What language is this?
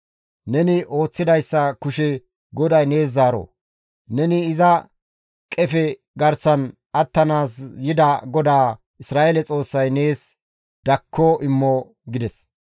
Gamo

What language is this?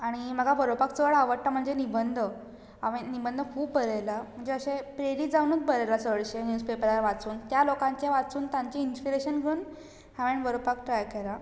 Konkani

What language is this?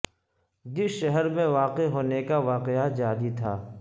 Urdu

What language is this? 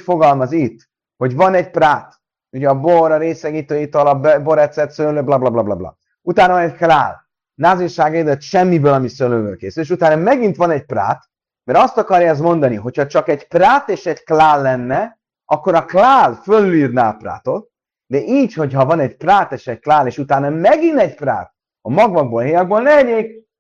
Hungarian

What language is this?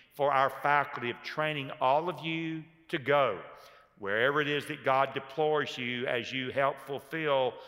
English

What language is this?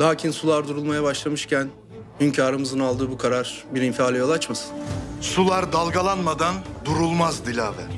Turkish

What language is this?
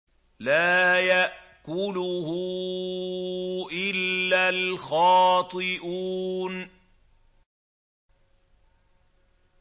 Arabic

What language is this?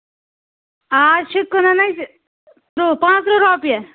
Kashmiri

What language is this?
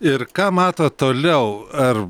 Lithuanian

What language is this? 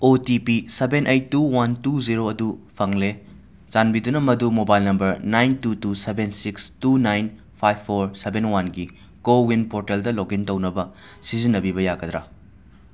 Manipuri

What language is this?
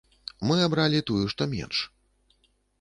Belarusian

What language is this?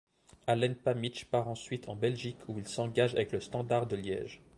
French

